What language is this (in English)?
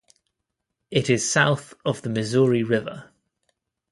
English